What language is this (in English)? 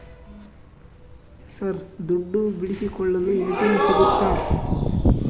Kannada